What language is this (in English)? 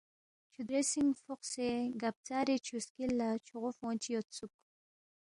Balti